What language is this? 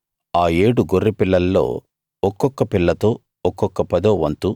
Telugu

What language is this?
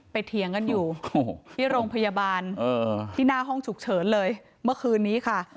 Thai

